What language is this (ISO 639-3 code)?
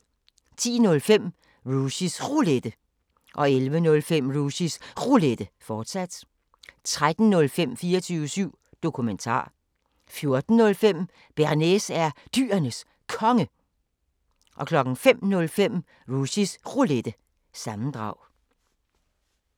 dan